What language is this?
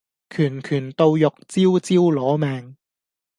Cantonese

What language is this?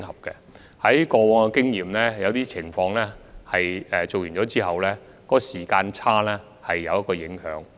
Cantonese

